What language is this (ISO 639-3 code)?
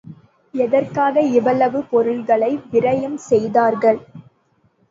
tam